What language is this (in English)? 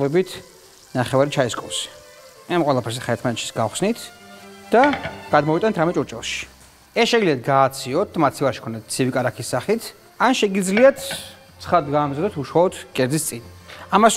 Arabic